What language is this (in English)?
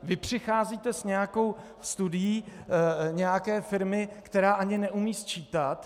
Czech